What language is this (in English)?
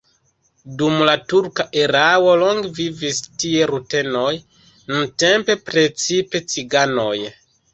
Esperanto